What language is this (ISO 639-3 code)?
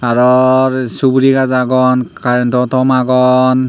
ccp